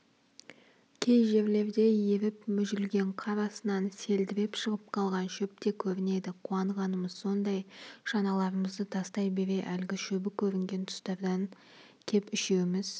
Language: Kazakh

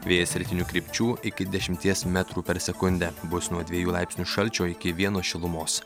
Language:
Lithuanian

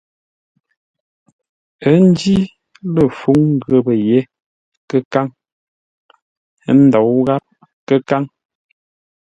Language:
Ngombale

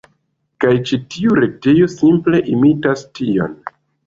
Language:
Esperanto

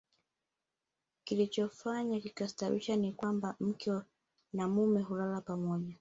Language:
Swahili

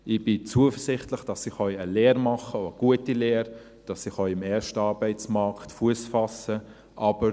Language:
Swiss German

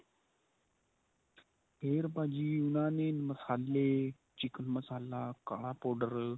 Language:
Punjabi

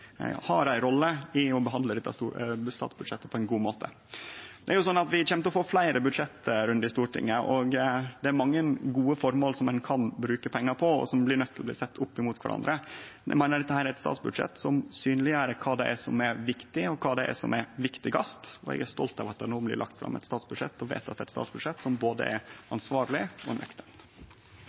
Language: Norwegian Nynorsk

